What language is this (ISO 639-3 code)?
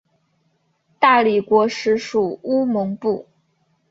zho